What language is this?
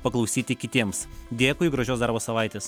Lithuanian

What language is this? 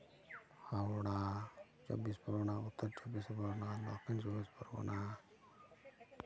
Santali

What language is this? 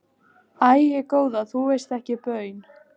Icelandic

